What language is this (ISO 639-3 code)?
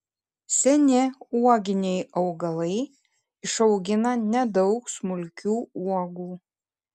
lit